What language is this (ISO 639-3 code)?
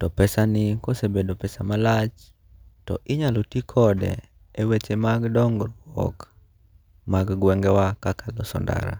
luo